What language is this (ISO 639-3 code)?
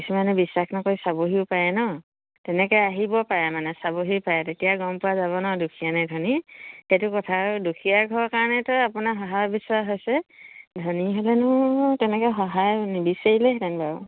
asm